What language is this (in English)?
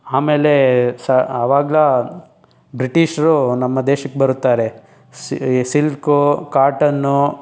Kannada